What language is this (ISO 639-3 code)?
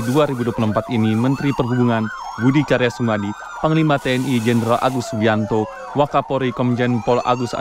ind